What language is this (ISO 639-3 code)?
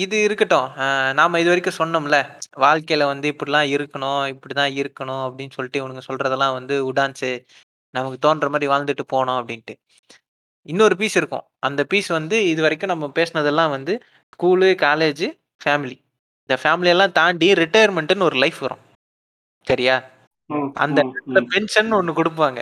tam